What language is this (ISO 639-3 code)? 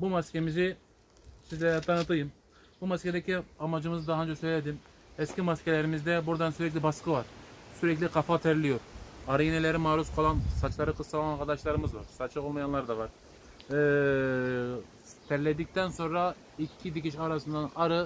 tur